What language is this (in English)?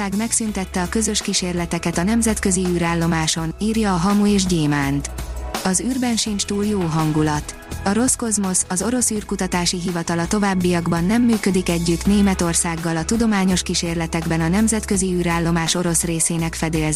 Hungarian